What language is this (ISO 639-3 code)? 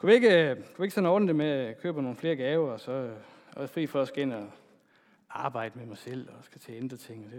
dan